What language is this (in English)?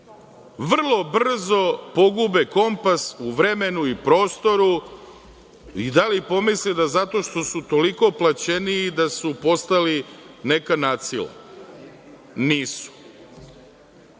Serbian